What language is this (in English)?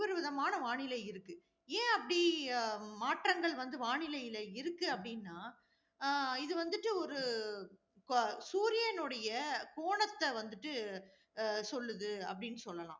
Tamil